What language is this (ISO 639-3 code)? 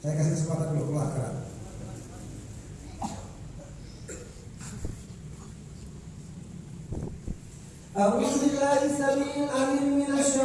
ara